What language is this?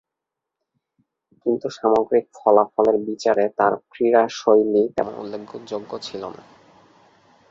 Bangla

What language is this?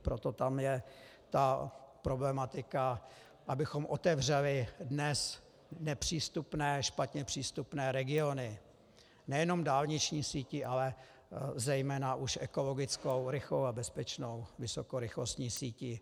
Czech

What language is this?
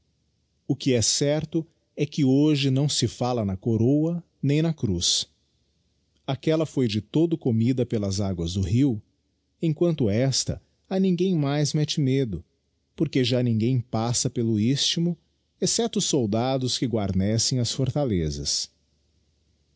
Portuguese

